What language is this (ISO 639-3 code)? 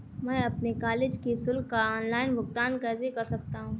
hin